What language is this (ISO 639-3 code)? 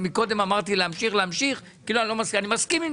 heb